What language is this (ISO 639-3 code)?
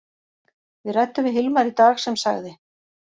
isl